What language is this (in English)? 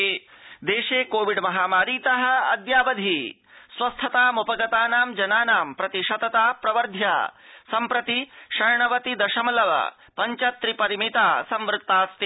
Sanskrit